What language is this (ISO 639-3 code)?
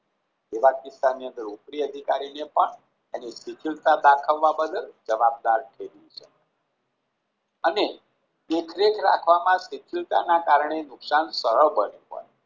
guj